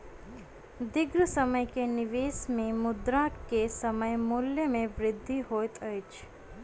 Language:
Maithili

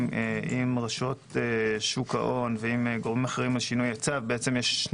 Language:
Hebrew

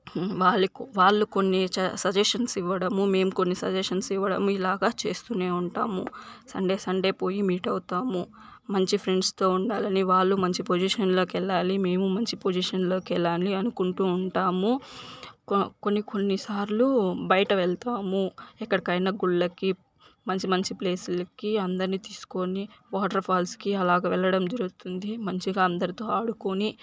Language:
Telugu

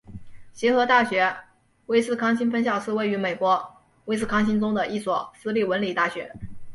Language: Chinese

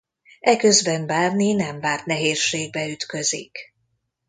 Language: Hungarian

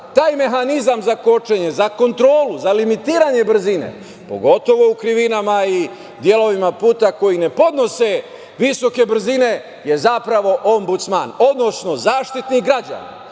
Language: Serbian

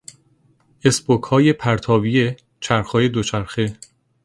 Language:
Persian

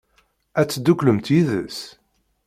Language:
Kabyle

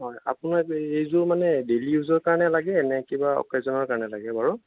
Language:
Assamese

